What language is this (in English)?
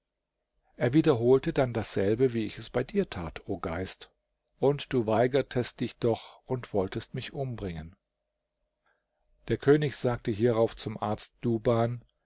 German